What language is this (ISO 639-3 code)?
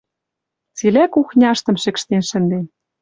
mrj